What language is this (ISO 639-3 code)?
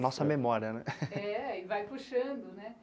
por